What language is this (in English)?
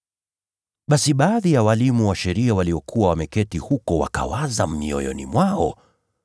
Swahili